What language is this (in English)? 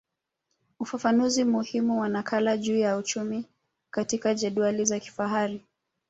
Swahili